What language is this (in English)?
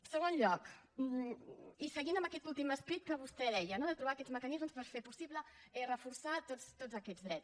Catalan